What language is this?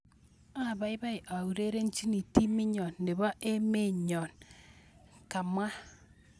Kalenjin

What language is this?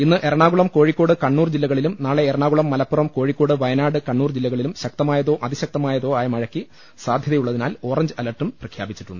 Malayalam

